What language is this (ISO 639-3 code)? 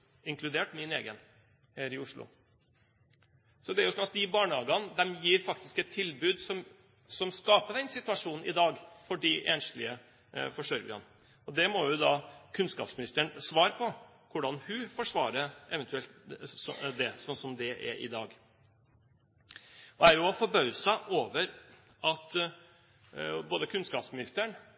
nob